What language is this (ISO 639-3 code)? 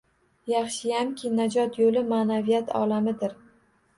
uzb